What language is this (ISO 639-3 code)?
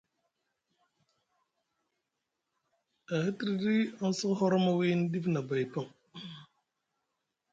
mug